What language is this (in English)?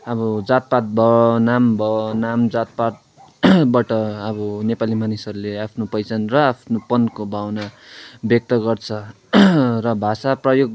Nepali